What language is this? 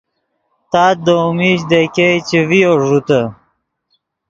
Yidgha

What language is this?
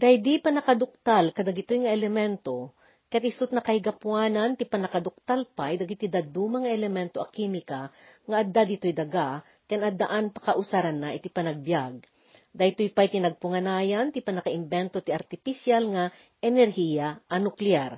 Filipino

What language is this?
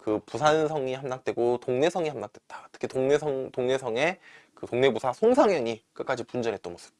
Korean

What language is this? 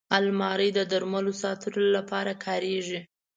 Pashto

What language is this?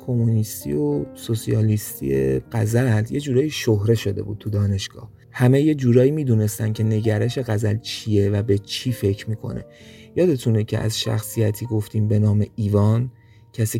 Persian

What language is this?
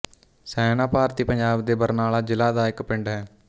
Punjabi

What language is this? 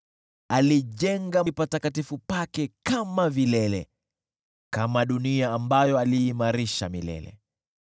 Swahili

